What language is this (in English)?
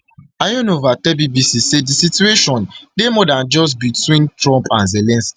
Nigerian Pidgin